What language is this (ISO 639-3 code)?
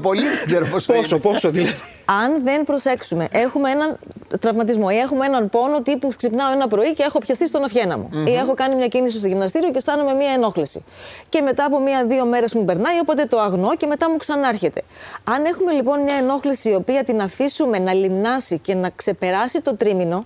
ell